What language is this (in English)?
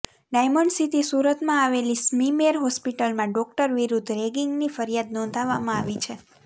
Gujarati